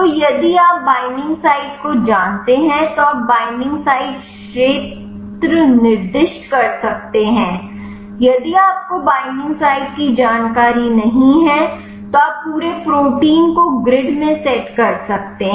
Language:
Hindi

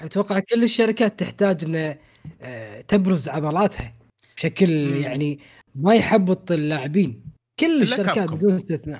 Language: Arabic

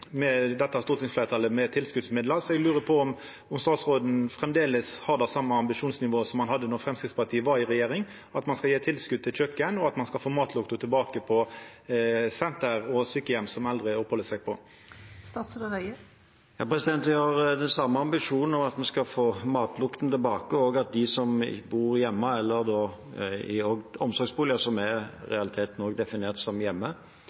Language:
Norwegian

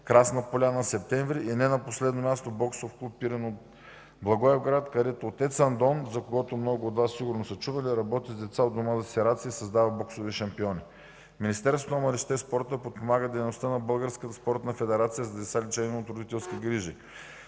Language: Bulgarian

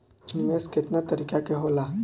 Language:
Bhojpuri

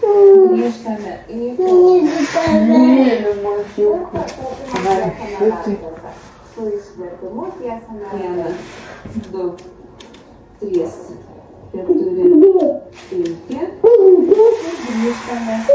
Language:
Lithuanian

